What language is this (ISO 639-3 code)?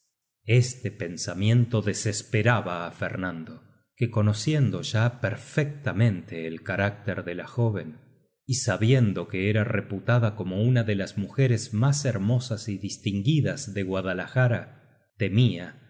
spa